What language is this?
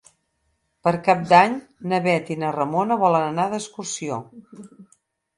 Catalan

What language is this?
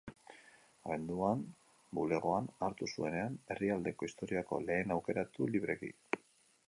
Basque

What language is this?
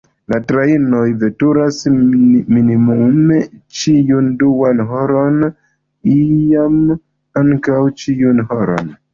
Esperanto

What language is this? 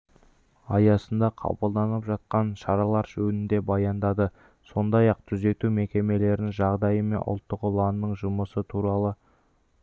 Kazakh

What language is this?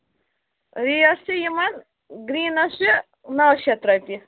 Kashmiri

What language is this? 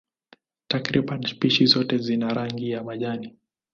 Swahili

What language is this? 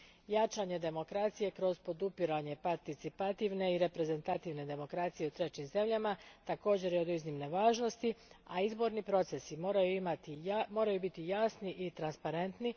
Croatian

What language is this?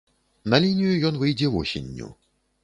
Belarusian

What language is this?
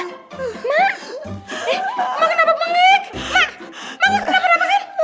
Indonesian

